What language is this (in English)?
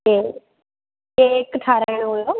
Sindhi